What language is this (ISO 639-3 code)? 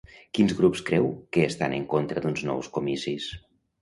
cat